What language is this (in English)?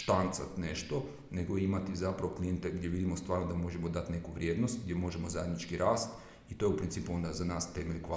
Croatian